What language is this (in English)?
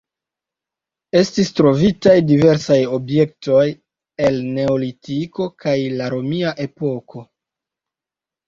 Esperanto